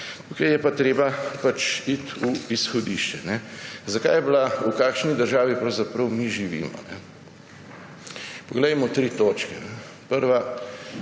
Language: Slovenian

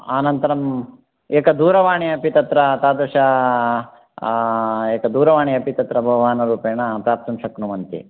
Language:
Sanskrit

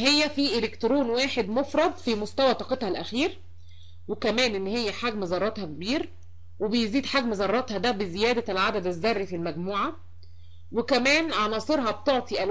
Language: Arabic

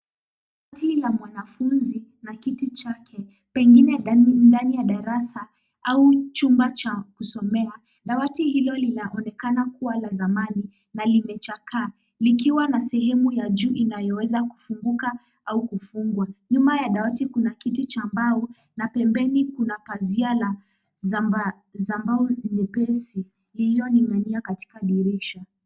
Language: Swahili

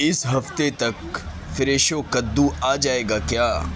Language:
Urdu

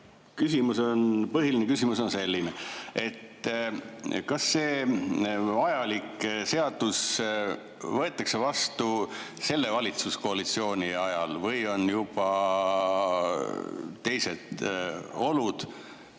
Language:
Estonian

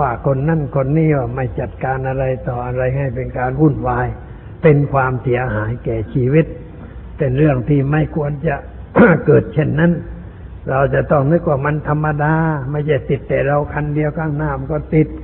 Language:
Thai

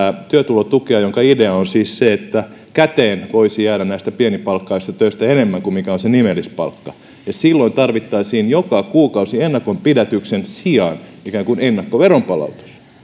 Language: Finnish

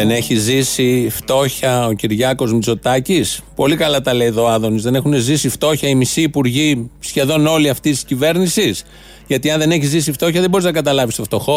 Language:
Greek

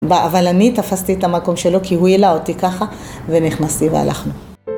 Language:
Hebrew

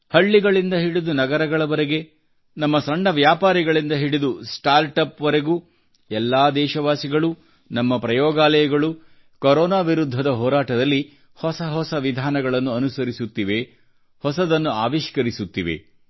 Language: Kannada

